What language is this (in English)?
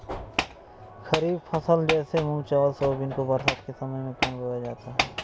Hindi